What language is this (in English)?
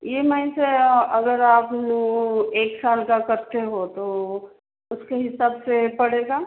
Hindi